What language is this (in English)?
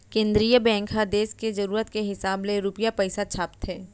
Chhattisgarhi